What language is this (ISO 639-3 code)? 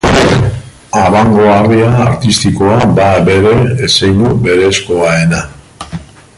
eus